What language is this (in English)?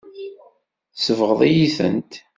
Kabyle